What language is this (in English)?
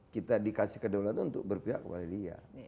Indonesian